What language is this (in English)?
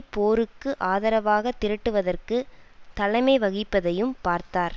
Tamil